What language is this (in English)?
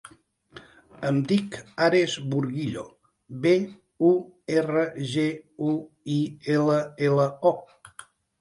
Catalan